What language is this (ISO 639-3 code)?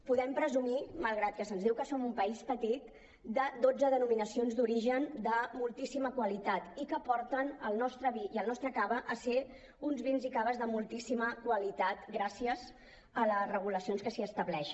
cat